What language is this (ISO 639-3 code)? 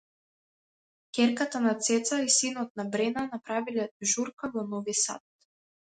mkd